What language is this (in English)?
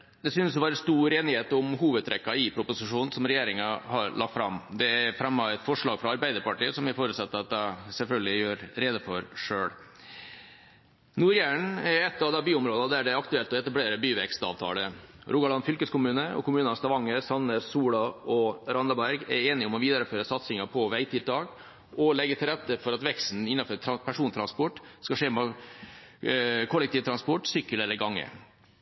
Norwegian Bokmål